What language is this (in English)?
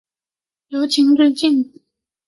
Chinese